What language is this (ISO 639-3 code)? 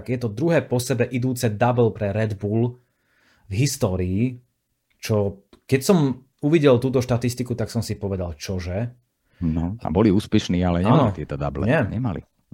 slk